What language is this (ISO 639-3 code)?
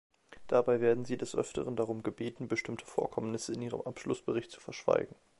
deu